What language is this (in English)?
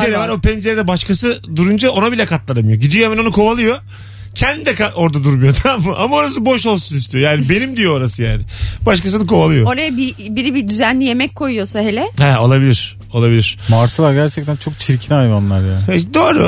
Turkish